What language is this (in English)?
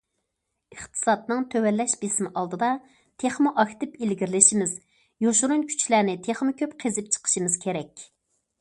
Uyghur